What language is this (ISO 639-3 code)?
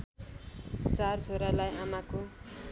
nep